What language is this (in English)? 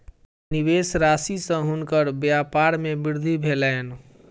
Maithili